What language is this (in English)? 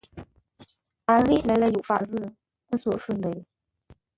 Ngombale